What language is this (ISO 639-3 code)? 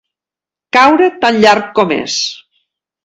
cat